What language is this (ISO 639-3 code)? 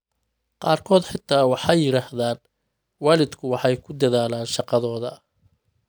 som